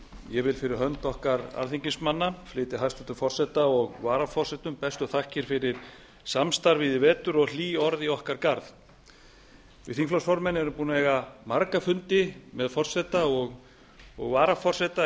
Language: Icelandic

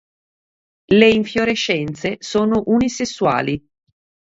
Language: Italian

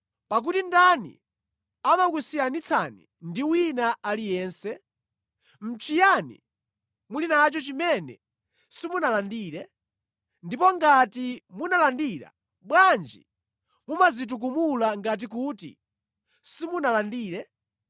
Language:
Nyanja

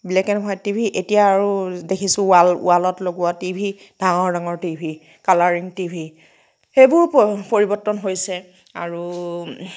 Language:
Assamese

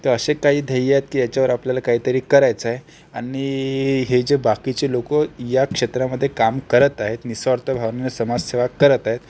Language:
Marathi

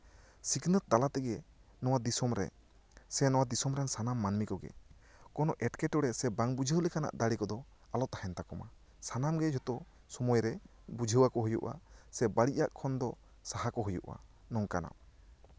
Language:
Santali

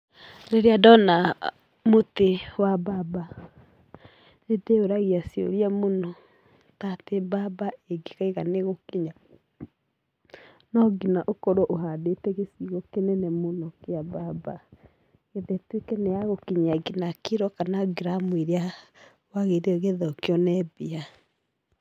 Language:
Kikuyu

